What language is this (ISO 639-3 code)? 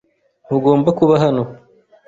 kin